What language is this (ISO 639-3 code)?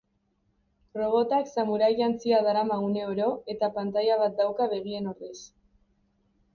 eus